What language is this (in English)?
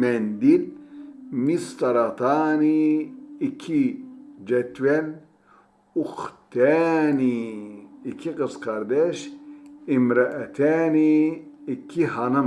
Turkish